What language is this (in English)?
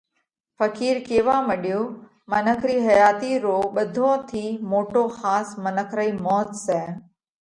Parkari Koli